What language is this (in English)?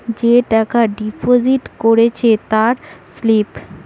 Bangla